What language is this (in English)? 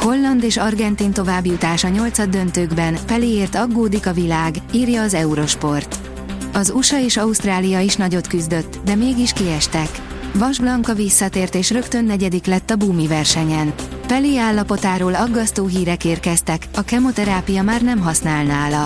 Hungarian